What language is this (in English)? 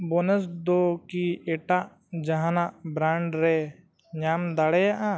Santali